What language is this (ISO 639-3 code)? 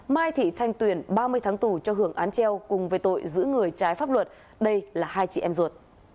vie